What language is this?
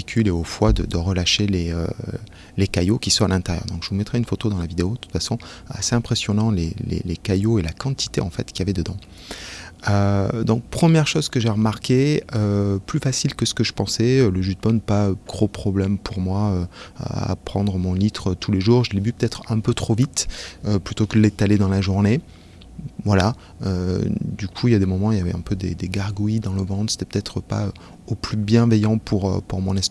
French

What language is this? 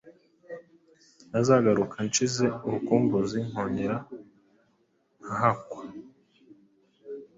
Kinyarwanda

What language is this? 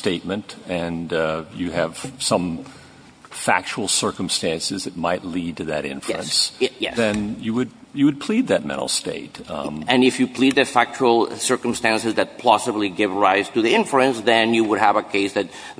English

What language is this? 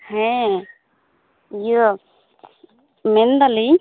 Santali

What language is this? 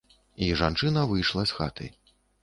Belarusian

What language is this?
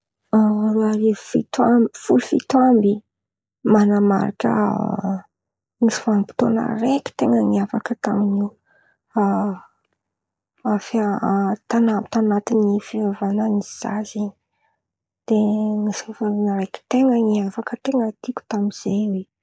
Antankarana Malagasy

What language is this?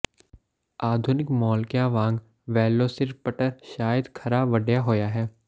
Punjabi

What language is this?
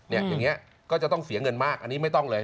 Thai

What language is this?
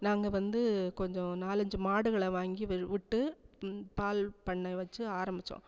Tamil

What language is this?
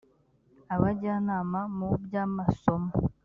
Kinyarwanda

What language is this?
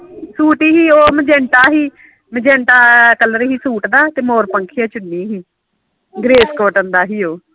Punjabi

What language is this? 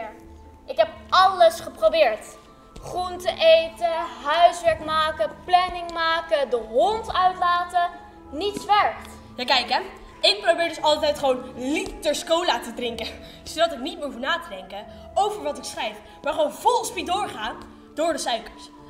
Dutch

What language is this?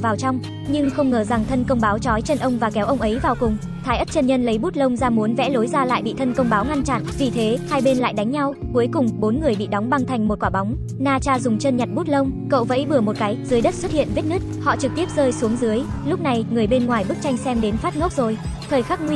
Vietnamese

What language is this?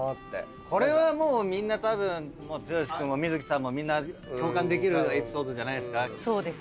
Japanese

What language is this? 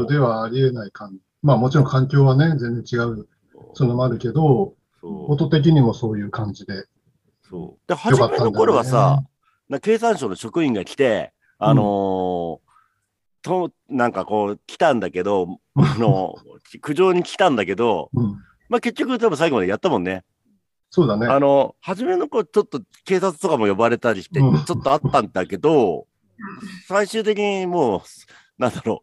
Japanese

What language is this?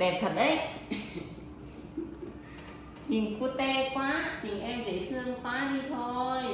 Vietnamese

